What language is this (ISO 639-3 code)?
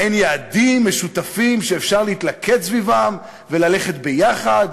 heb